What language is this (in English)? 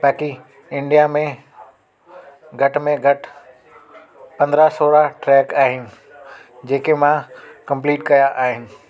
Sindhi